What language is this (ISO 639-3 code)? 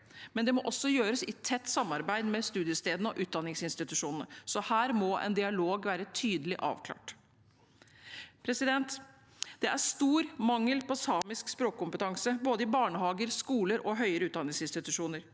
nor